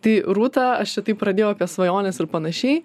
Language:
Lithuanian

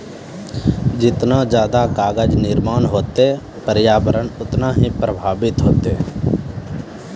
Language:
Maithili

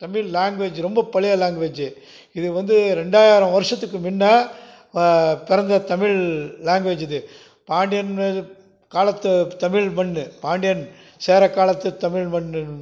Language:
Tamil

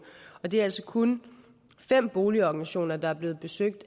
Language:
Danish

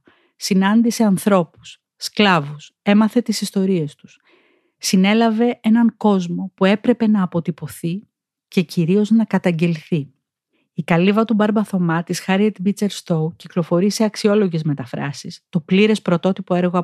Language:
Greek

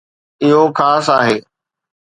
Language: Sindhi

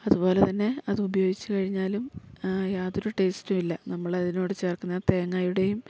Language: Malayalam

